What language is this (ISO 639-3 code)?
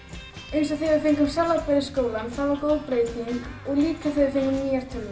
isl